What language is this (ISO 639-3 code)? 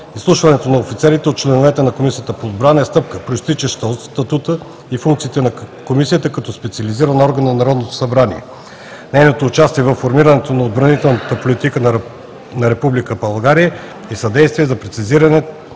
bul